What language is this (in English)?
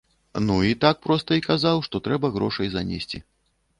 Belarusian